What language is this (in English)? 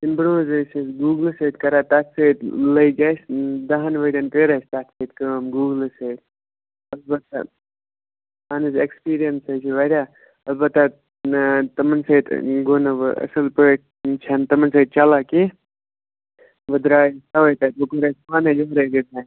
Kashmiri